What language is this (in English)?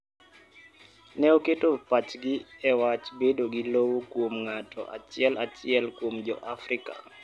Luo (Kenya and Tanzania)